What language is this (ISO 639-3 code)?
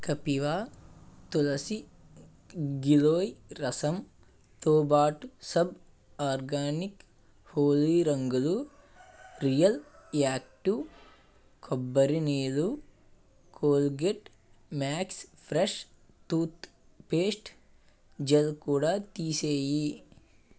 tel